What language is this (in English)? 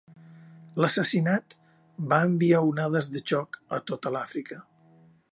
Catalan